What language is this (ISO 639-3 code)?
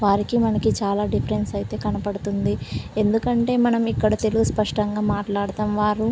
tel